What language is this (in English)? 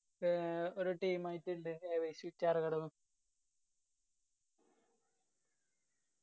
Malayalam